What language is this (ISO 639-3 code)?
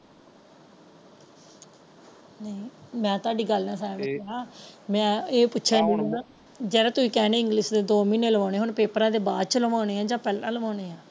pan